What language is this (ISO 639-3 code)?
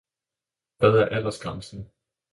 dan